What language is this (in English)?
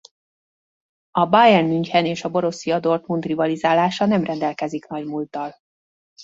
Hungarian